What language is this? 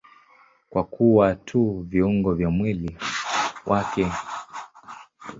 Swahili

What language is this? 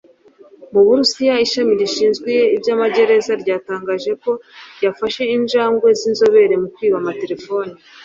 Kinyarwanda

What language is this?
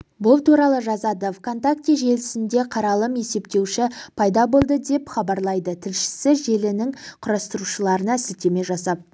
Kazakh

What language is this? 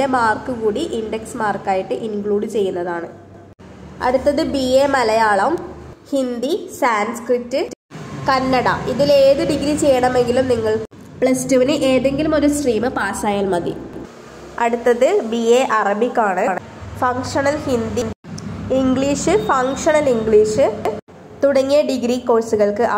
Malayalam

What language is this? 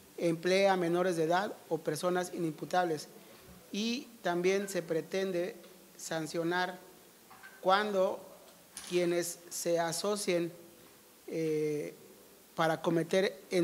Spanish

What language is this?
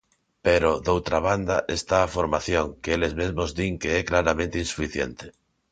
Galician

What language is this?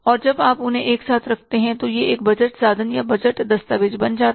Hindi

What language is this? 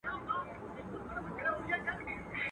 Pashto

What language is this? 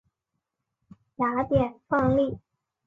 Chinese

